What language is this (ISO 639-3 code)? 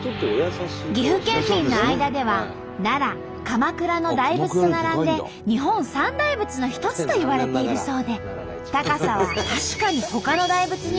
jpn